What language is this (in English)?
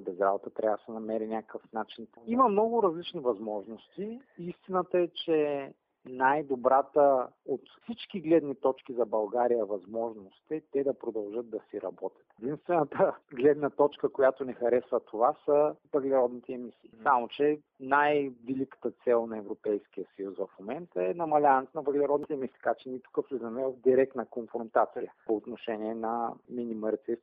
Bulgarian